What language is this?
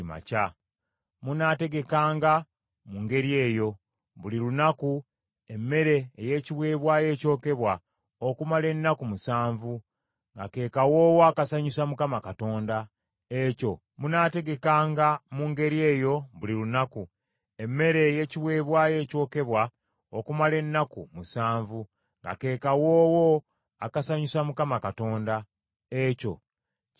Ganda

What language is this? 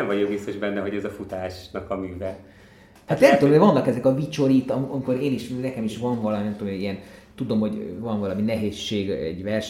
Hungarian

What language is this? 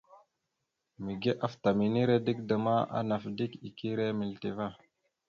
Mada (Cameroon)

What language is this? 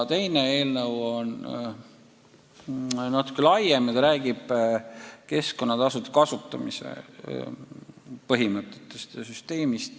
Estonian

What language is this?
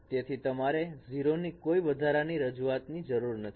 Gujarati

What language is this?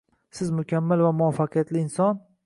Uzbek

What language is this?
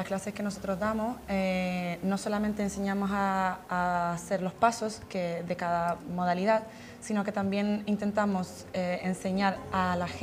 Spanish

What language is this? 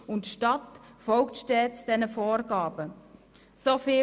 Swiss German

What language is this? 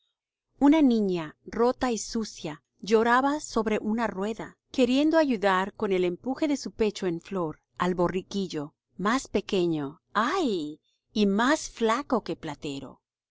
Spanish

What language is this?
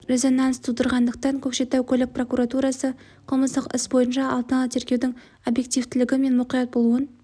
Kazakh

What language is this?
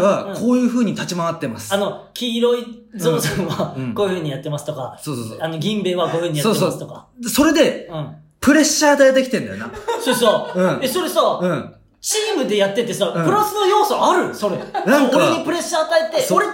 Japanese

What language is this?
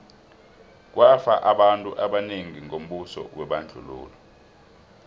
South Ndebele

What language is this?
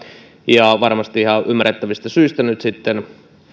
Finnish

